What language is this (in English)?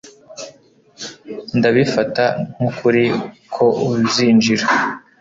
Kinyarwanda